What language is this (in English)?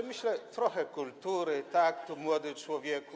Polish